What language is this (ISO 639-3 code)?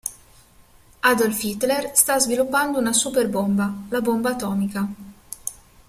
ita